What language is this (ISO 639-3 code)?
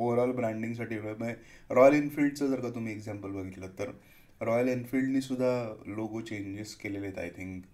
mar